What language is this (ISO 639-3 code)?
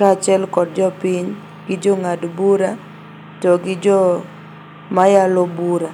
luo